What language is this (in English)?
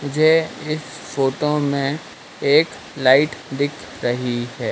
Hindi